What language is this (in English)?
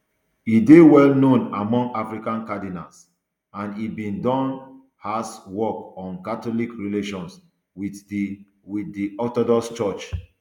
Nigerian Pidgin